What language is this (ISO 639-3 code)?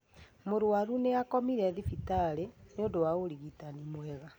kik